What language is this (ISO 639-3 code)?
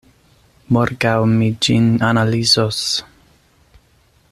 epo